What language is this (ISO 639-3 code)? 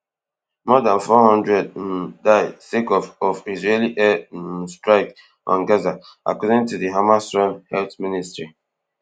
pcm